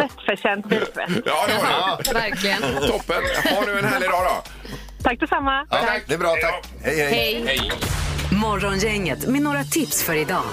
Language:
Swedish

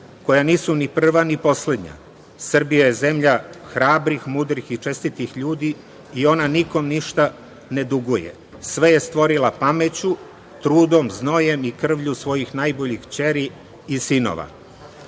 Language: Serbian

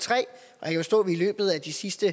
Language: Danish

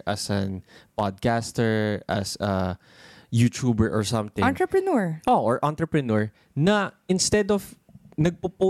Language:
Filipino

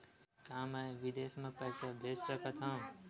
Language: Chhattisgarhi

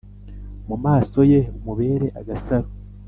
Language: Kinyarwanda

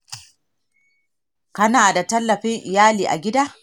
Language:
Hausa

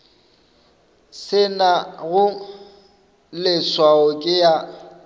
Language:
Northern Sotho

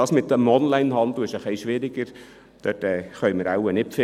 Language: Swiss German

